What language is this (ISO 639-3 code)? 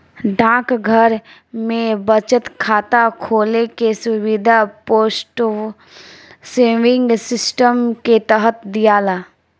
bho